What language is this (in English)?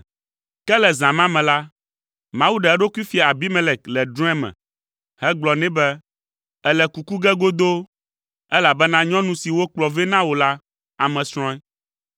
Ewe